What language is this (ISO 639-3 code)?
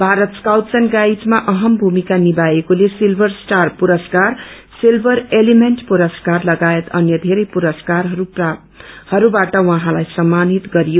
nep